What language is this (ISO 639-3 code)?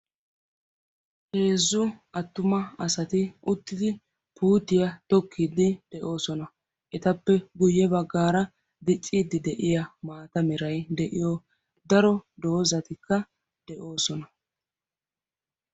wal